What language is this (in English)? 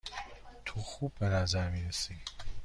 Persian